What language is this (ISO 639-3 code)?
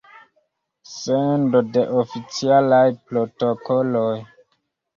epo